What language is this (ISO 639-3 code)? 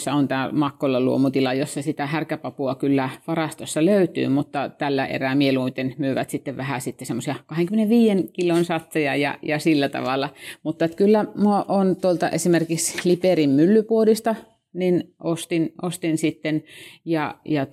fin